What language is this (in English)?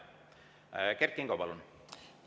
Estonian